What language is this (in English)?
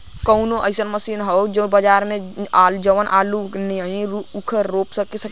Bhojpuri